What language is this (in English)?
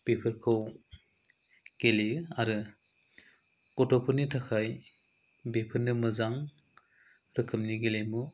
Bodo